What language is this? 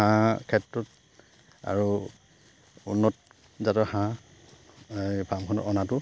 Assamese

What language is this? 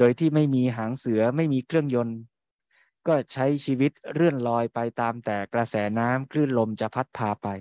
Thai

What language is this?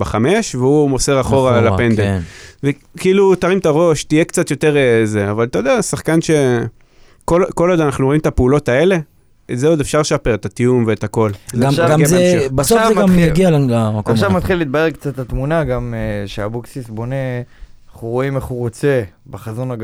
Hebrew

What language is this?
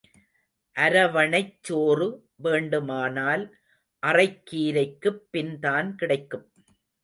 Tamil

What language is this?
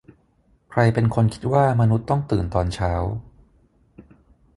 Thai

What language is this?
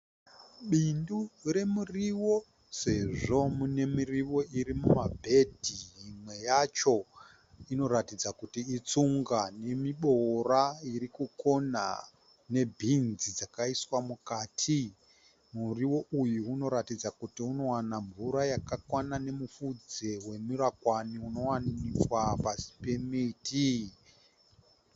Shona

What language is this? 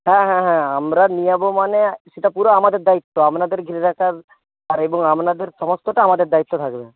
Bangla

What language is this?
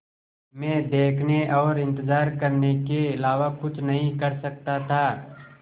Hindi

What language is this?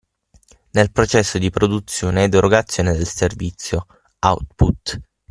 Italian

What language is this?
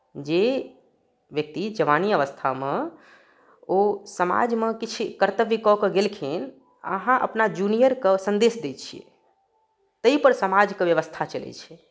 Maithili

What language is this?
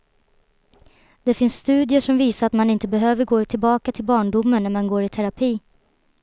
Swedish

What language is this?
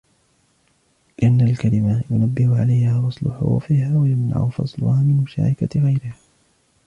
Arabic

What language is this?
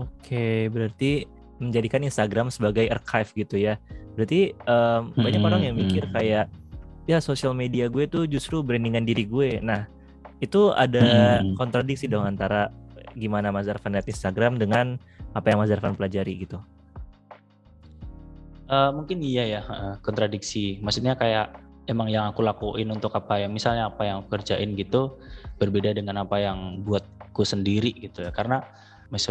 Indonesian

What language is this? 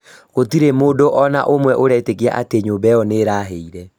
Kikuyu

